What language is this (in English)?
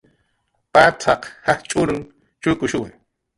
Jaqaru